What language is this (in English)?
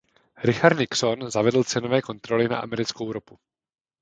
Czech